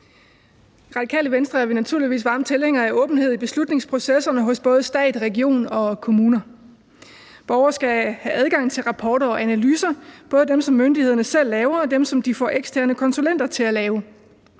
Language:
Danish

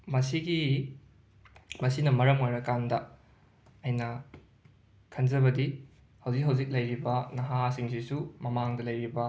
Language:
Manipuri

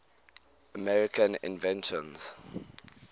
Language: English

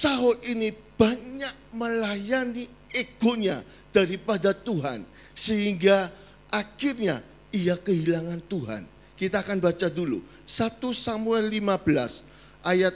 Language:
Indonesian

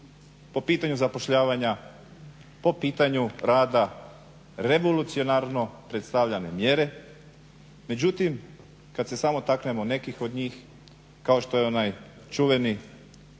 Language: Croatian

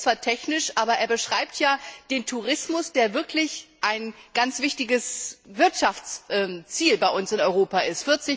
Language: German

